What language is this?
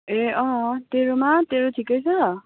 Nepali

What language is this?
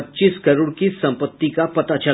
Hindi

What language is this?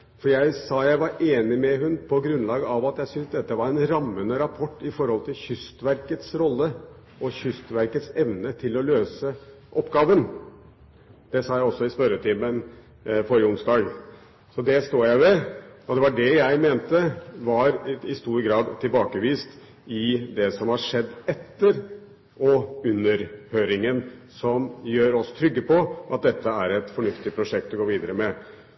Norwegian Bokmål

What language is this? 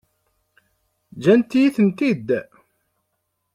Kabyle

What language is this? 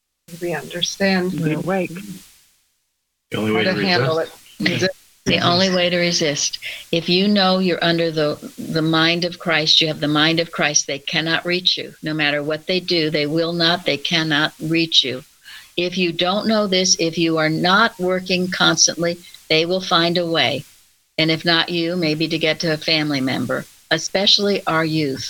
English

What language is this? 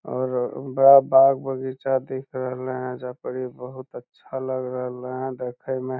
Magahi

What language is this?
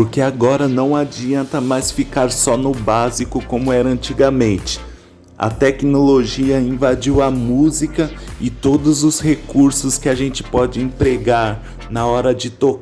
Portuguese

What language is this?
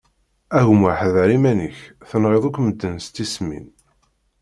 Kabyle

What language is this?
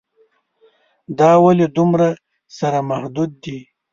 Pashto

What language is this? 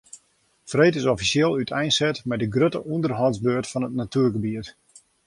Western Frisian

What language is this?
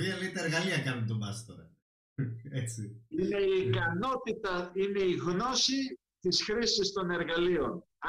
Greek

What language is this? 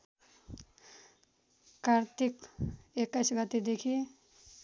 Nepali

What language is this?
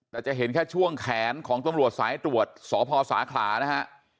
Thai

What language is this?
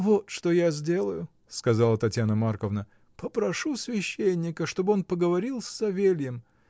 Russian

